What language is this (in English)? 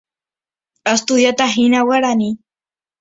Guarani